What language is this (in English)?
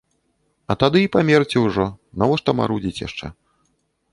Belarusian